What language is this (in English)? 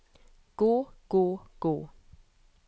Norwegian